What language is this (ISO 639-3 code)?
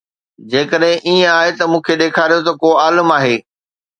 snd